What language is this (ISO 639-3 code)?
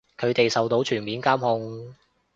yue